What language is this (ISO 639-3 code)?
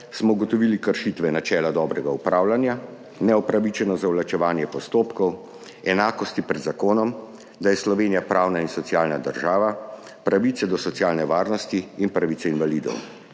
slv